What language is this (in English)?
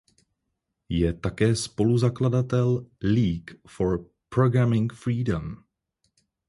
Czech